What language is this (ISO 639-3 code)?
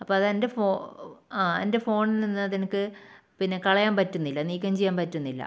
mal